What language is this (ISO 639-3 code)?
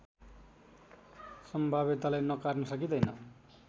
nep